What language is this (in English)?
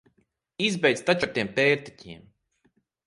Latvian